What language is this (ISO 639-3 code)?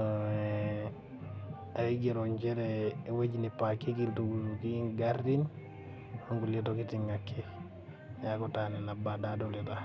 mas